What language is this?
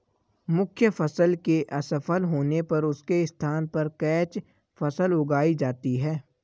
Hindi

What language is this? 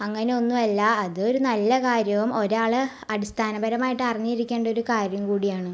Malayalam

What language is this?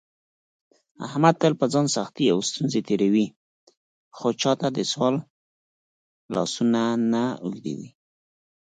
Pashto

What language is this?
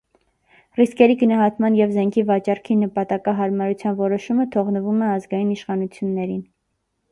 Armenian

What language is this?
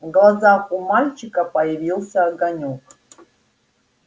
Russian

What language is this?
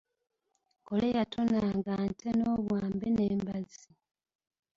Ganda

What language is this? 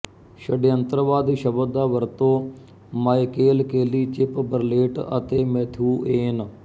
Punjabi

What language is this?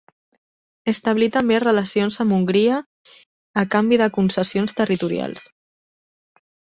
Catalan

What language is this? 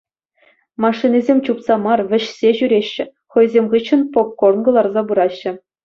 Chuvash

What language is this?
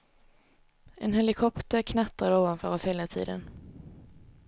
Swedish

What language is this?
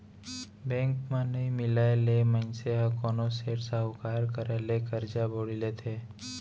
Chhattisgarhi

